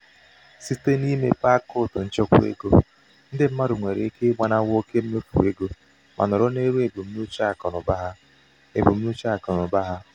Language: Igbo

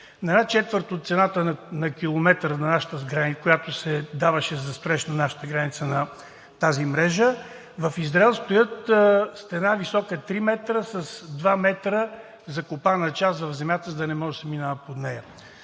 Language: Bulgarian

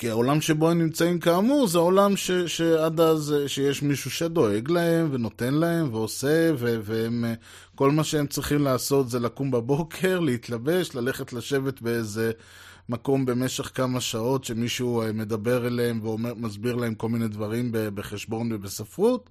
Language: Hebrew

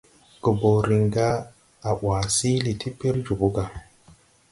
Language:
Tupuri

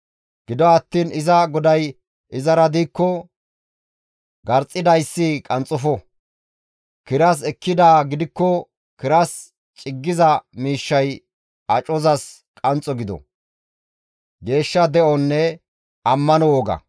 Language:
Gamo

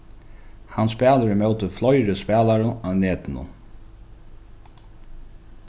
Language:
Faroese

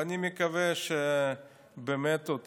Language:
Hebrew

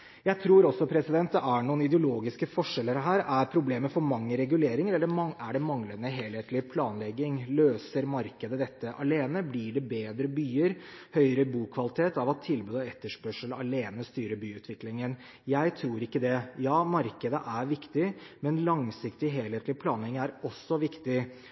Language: Norwegian Bokmål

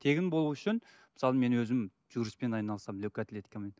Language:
Kazakh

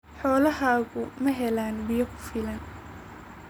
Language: Somali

